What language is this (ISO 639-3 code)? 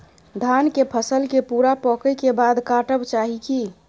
mai